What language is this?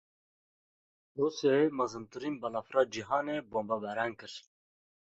Kurdish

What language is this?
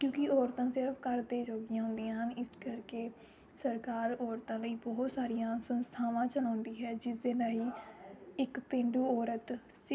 Punjabi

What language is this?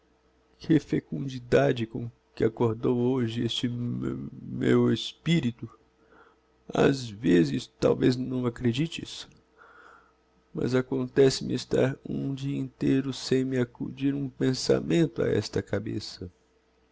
Portuguese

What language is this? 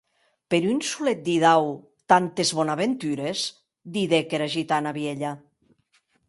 Occitan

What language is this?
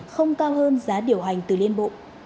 Vietnamese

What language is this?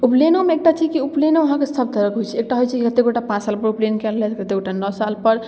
Maithili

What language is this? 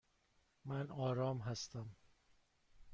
Persian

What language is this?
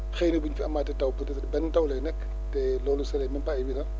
Wolof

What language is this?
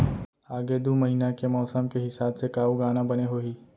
Chhattisgarhi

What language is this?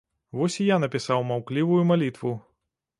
Belarusian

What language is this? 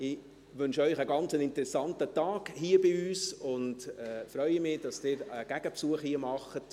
Swiss German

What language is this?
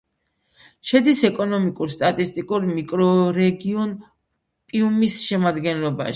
Georgian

